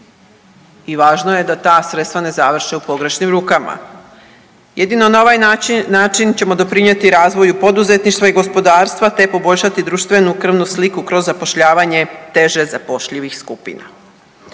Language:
Croatian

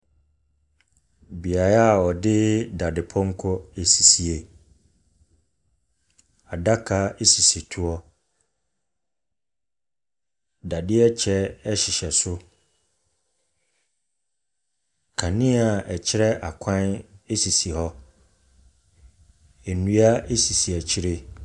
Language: Akan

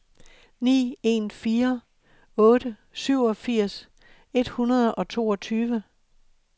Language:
Danish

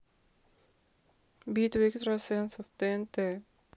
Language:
Russian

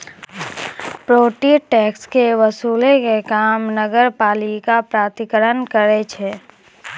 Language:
Maithili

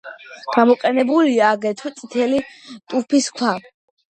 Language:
Georgian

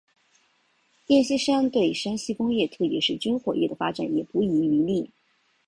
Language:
Chinese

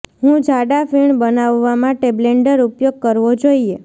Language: Gujarati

